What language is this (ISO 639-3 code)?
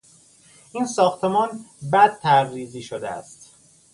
fas